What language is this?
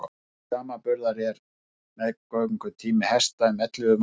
Icelandic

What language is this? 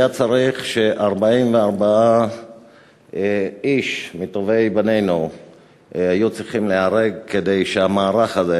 Hebrew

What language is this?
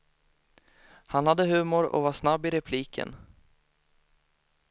Swedish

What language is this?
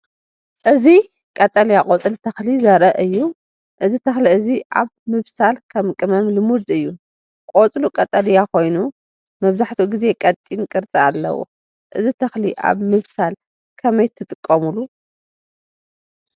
Tigrinya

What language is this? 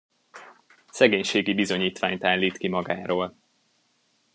Hungarian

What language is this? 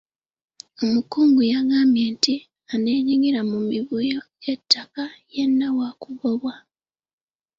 Ganda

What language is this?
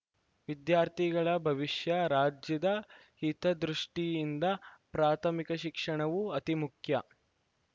Kannada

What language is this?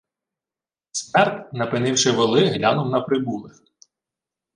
Ukrainian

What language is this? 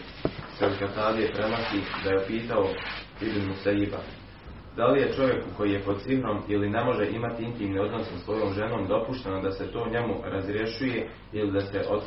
Croatian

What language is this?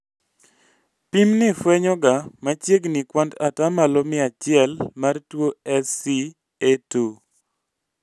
Luo (Kenya and Tanzania)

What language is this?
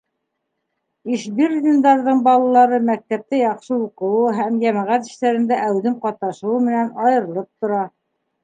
Bashkir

